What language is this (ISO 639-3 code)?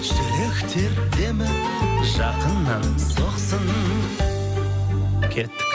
kaz